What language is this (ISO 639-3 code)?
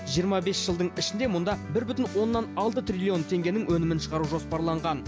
kaz